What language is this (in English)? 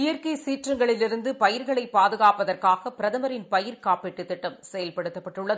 Tamil